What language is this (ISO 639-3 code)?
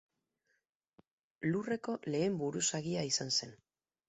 eus